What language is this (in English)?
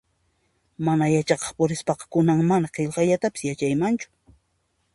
Puno Quechua